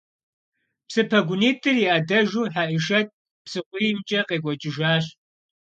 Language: Kabardian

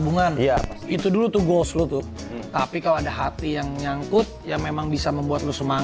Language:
Indonesian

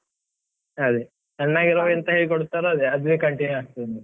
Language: Kannada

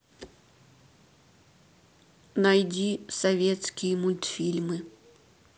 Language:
Russian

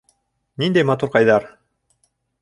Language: Bashkir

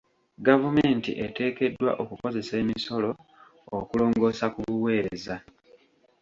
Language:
Ganda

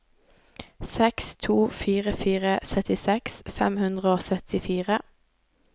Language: Norwegian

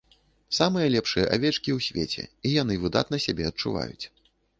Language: Belarusian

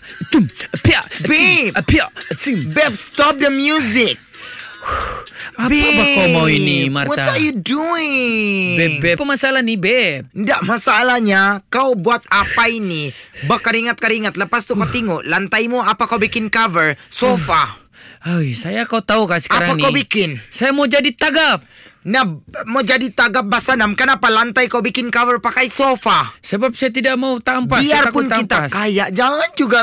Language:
Malay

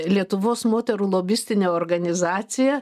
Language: Lithuanian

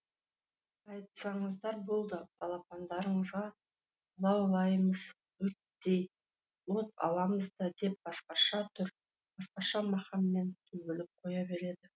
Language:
Kazakh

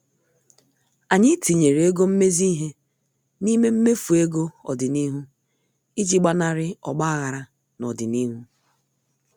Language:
Igbo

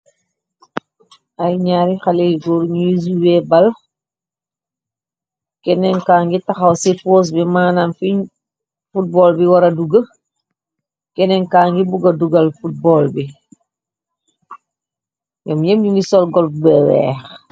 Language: Wolof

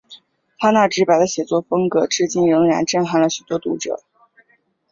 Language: Chinese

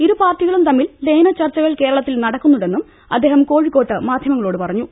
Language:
Malayalam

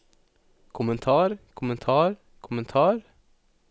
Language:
Norwegian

